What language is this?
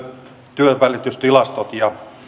Finnish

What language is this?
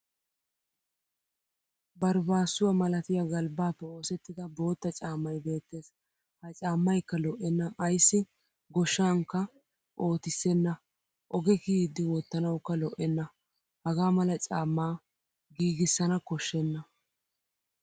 Wolaytta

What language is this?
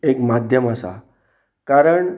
Konkani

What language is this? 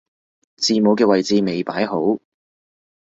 Cantonese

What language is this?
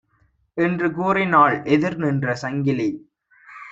Tamil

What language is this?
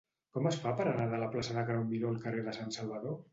Catalan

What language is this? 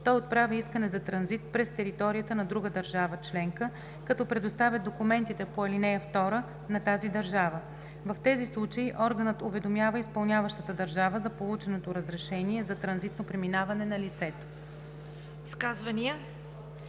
Bulgarian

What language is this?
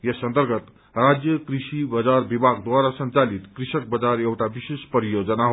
Nepali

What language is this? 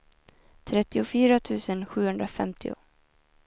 Swedish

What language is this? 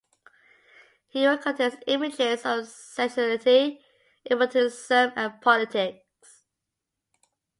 English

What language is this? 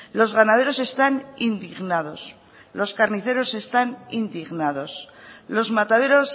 Spanish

